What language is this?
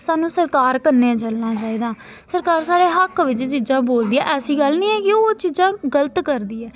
Dogri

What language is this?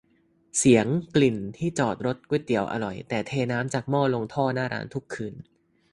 Thai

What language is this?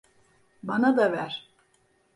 Turkish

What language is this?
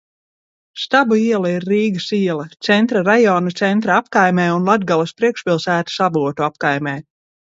Latvian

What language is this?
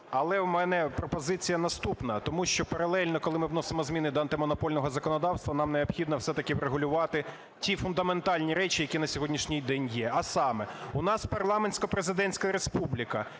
Ukrainian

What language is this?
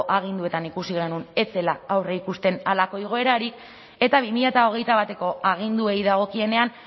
Basque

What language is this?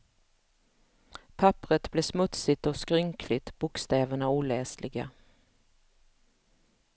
Swedish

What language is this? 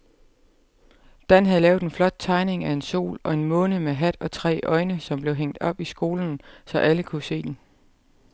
Danish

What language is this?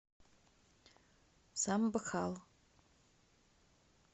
Russian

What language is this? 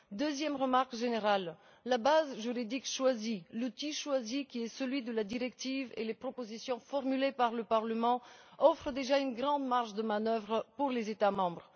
French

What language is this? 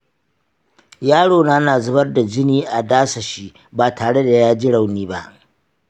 Hausa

